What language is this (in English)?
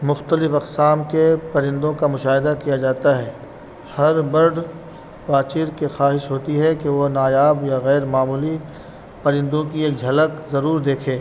Urdu